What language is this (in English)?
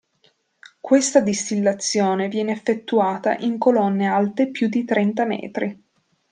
Italian